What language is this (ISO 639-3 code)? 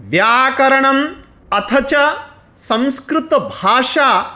san